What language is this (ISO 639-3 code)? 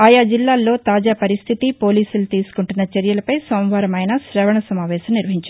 tel